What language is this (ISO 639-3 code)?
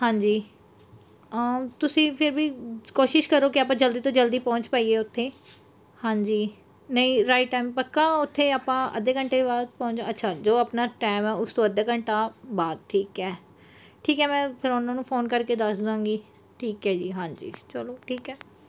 pan